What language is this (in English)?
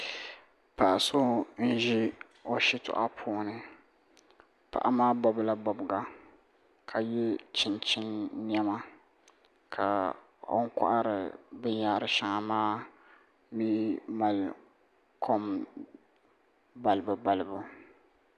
Dagbani